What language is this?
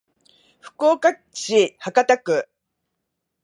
Japanese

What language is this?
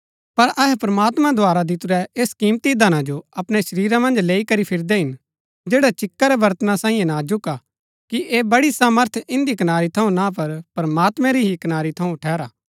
Gaddi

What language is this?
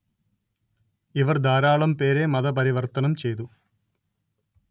Malayalam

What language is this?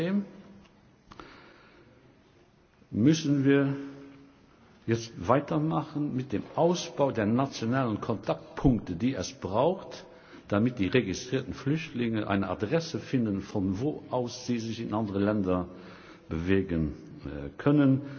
German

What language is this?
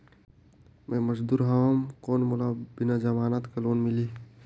Chhattisgarhi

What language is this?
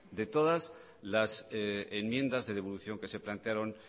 Spanish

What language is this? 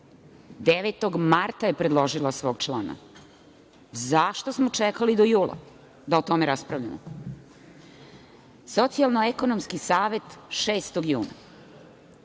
Serbian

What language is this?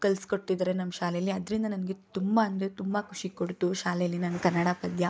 Kannada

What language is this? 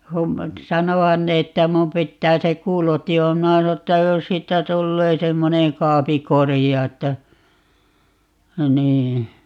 Finnish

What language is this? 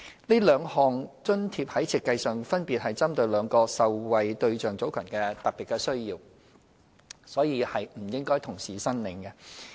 Cantonese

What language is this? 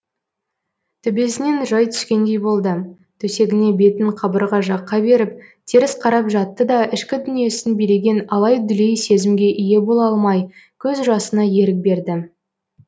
Kazakh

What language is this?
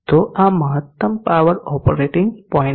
Gujarati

